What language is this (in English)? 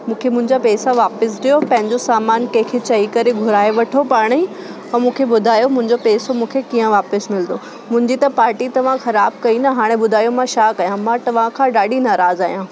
Sindhi